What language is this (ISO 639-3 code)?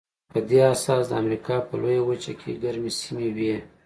pus